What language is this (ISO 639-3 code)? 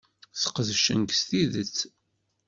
kab